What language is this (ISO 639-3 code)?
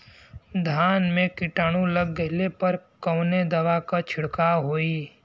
bho